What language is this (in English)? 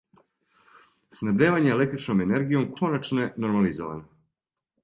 Serbian